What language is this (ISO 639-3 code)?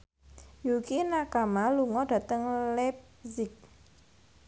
jav